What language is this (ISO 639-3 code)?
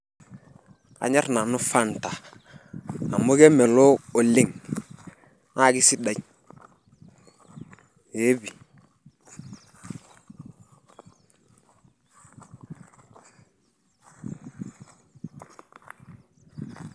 mas